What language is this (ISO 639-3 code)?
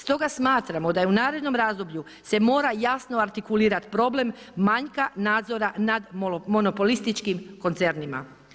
hrv